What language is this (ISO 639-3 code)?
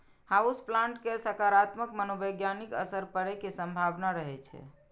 mai